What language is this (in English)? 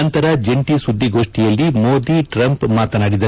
Kannada